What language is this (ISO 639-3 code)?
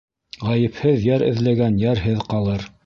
bak